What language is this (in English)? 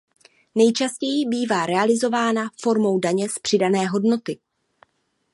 Czech